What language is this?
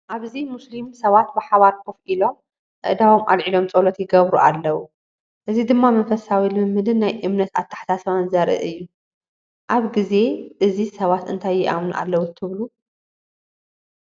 Tigrinya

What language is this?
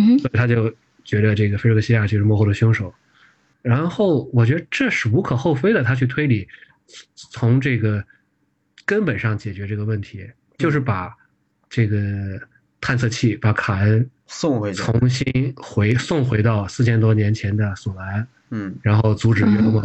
Chinese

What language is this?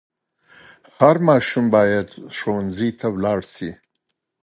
Pashto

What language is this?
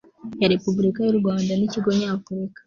Kinyarwanda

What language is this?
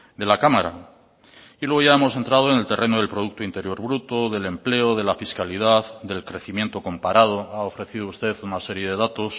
Spanish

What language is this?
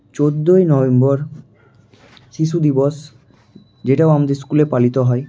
Bangla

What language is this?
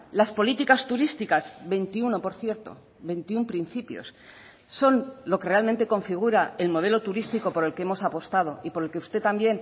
Spanish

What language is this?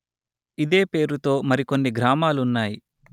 Telugu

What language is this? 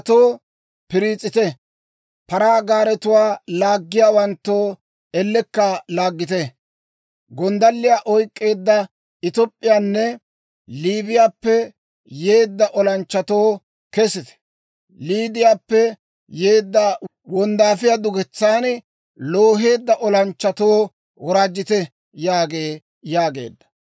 Dawro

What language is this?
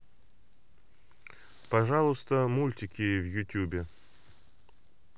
Russian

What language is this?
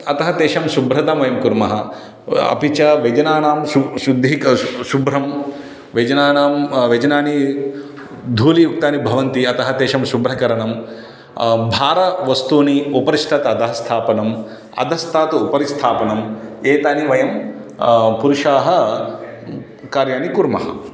Sanskrit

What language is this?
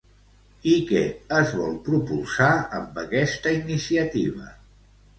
Catalan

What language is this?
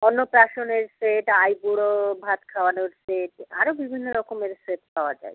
Bangla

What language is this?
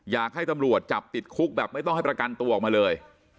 Thai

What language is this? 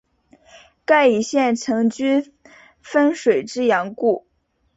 Chinese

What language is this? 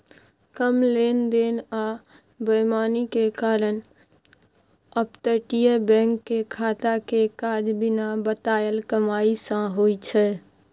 Maithili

